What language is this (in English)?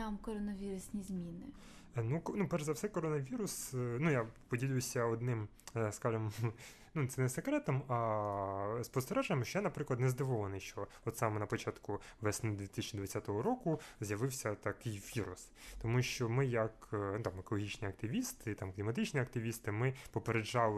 Ukrainian